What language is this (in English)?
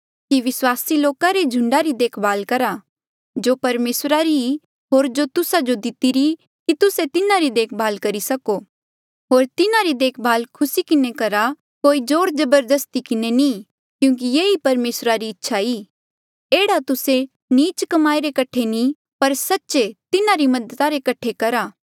Mandeali